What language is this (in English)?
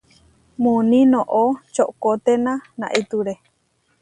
Huarijio